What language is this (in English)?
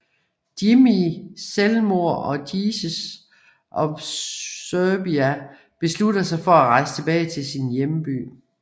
Danish